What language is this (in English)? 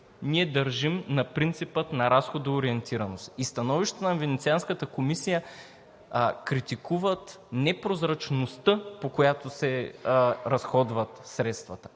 Bulgarian